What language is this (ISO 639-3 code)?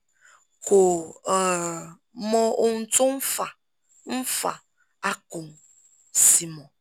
yor